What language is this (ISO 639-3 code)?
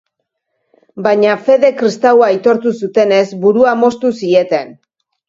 eus